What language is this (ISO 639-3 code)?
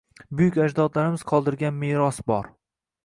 uzb